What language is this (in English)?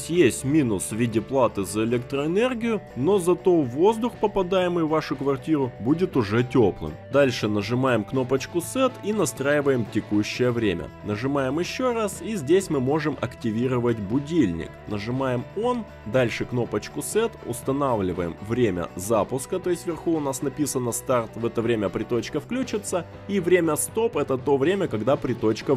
Russian